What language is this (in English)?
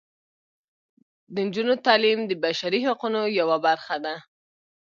Pashto